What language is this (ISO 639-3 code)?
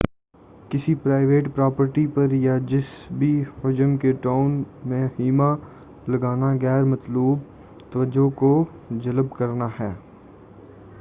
urd